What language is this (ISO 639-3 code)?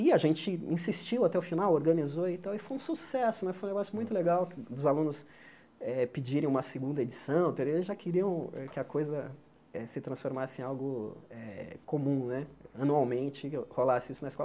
por